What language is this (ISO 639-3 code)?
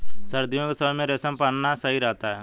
hin